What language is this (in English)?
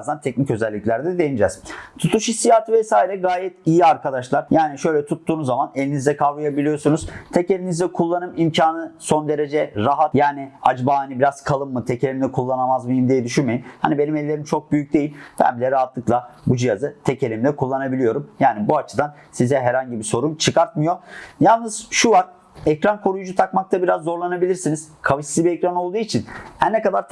Turkish